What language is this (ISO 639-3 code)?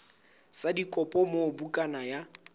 sot